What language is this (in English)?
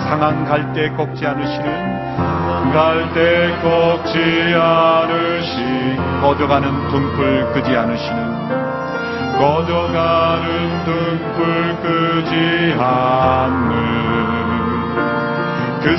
Korean